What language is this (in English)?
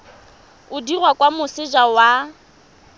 Tswana